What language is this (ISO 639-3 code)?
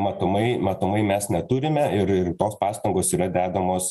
lit